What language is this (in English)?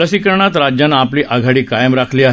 Marathi